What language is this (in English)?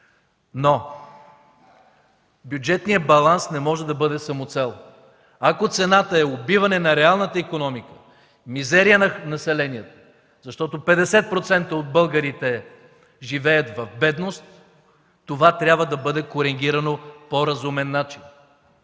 Bulgarian